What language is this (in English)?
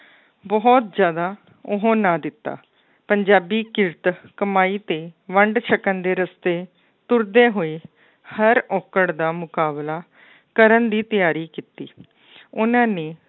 Punjabi